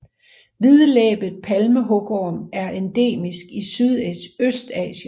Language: Danish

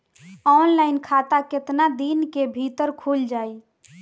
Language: Bhojpuri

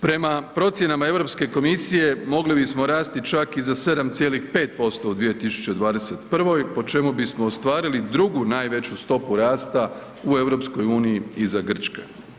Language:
Croatian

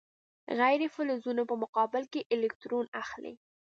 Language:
Pashto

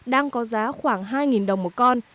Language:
Vietnamese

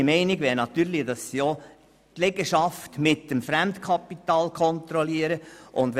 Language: Swiss German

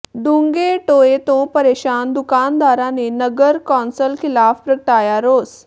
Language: Punjabi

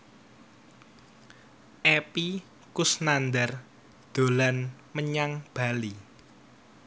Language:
Javanese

